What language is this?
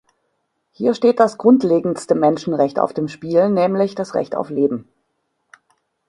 German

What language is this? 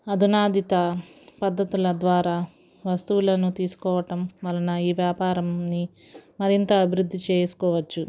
Telugu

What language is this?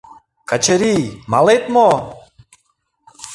Mari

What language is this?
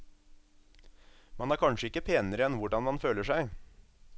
Norwegian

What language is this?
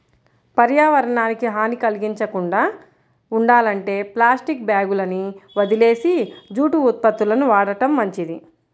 Telugu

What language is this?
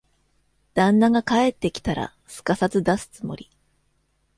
Japanese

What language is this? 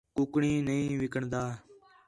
Khetrani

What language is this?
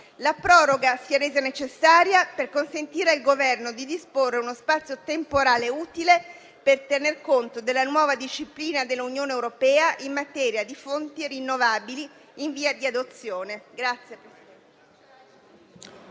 Italian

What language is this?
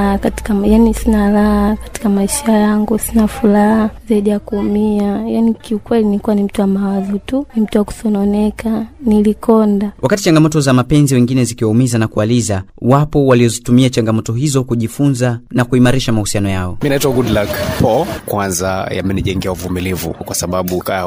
Swahili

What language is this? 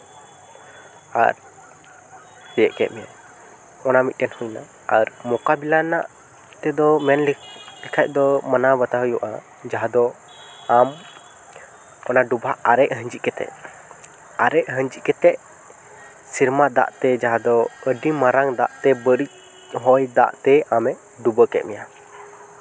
Santali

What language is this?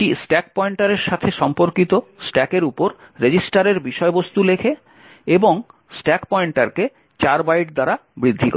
Bangla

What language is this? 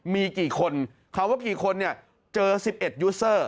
Thai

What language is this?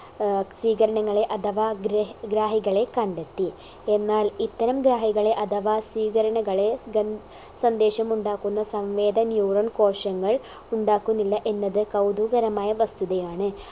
Malayalam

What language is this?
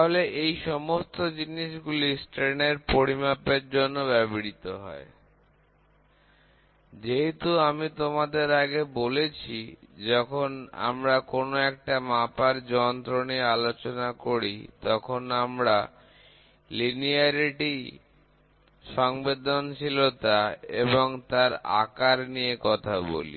Bangla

